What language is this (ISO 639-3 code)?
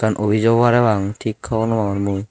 ccp